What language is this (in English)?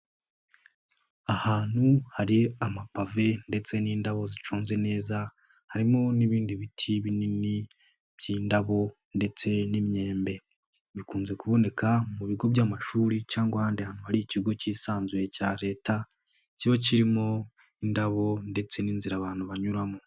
Kinyarwanda